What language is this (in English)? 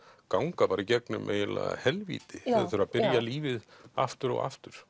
Icelandic